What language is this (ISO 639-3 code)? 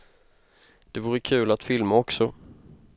swe